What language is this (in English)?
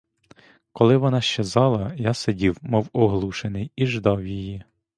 Ukrainian